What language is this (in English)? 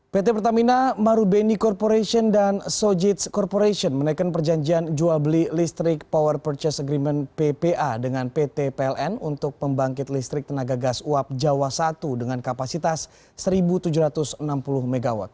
Indonesian